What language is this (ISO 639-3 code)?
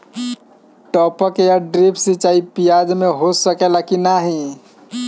bho